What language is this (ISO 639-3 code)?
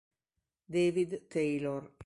ita